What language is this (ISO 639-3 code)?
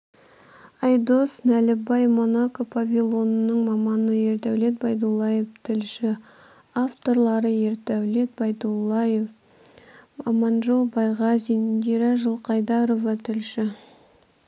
kaz